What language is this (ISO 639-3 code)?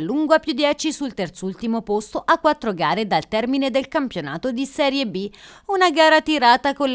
ita